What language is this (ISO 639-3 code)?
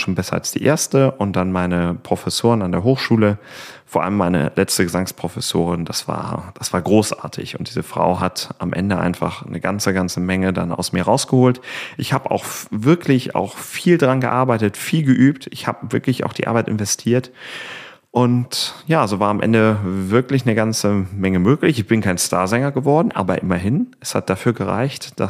deu